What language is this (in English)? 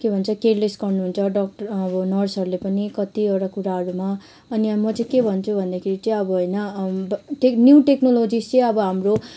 Nepali